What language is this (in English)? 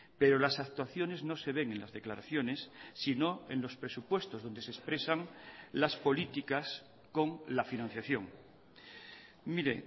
Spanish